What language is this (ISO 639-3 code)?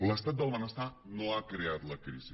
cat